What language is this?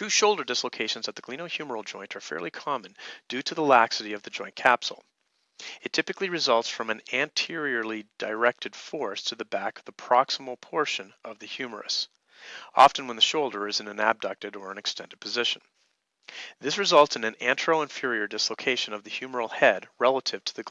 English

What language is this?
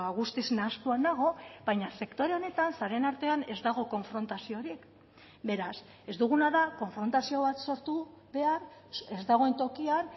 Basque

